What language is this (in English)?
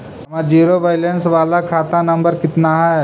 Magahi